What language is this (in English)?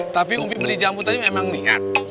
Indonesian